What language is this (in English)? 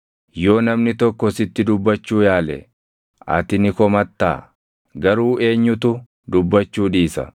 Oromo